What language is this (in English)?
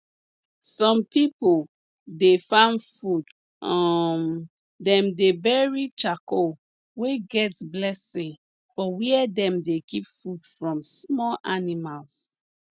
Nigerian Pidgin